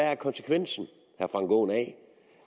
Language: Danish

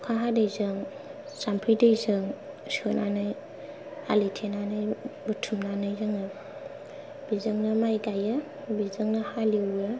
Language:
Bodo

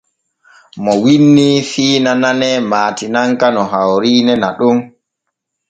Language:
Borgu Fulfulde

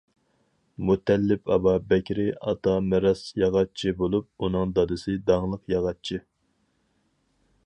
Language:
Uyghur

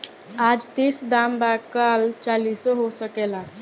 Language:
Bhojpuri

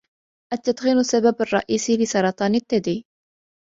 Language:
Arabic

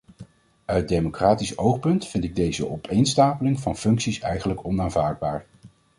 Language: Dutch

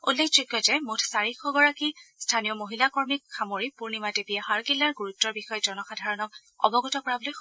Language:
Assamese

